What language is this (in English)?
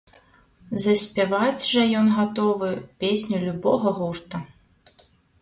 Belarusian